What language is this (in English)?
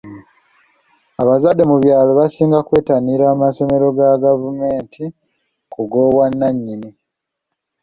Ganda